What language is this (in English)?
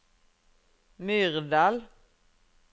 Norwegian